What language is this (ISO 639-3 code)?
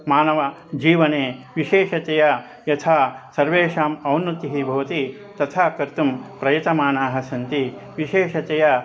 san